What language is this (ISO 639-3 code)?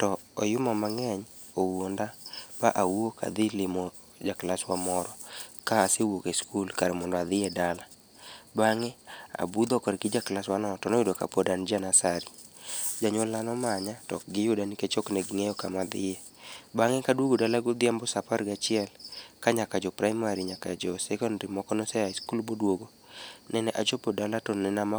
luo